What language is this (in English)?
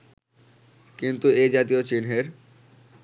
Bangla